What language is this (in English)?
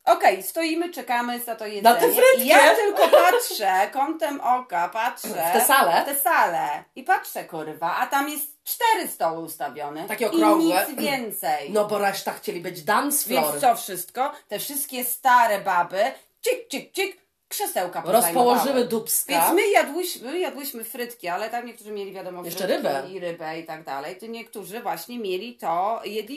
Polish